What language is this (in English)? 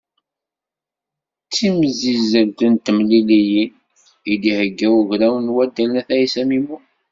Kabyle